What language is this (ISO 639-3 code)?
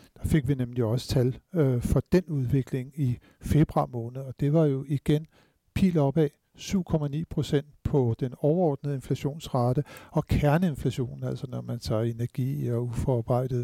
dan